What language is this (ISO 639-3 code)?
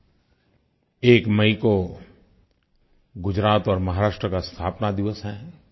hin